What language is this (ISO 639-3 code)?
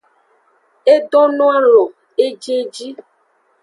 ajg